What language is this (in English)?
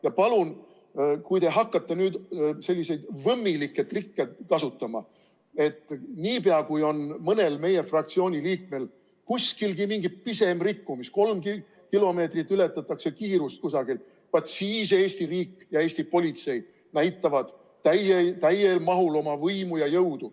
Estonian